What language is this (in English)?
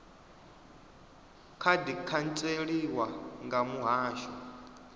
Venda